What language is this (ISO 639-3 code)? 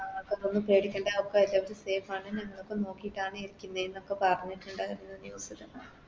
mal